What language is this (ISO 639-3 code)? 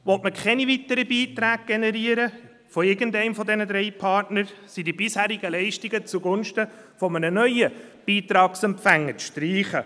gsw